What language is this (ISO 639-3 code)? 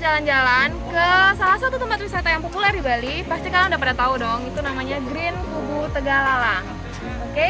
ind